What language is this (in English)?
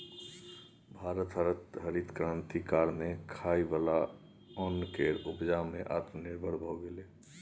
Maithili